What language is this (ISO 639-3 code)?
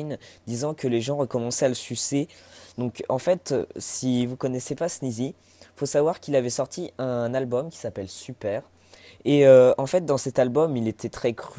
fra